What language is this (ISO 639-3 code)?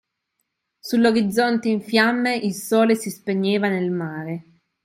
ita